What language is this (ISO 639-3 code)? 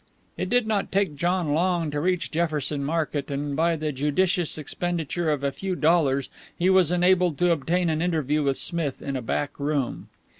eng